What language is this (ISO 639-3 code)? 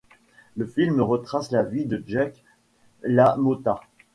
fra